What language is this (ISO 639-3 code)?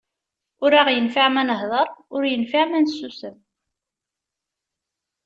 kab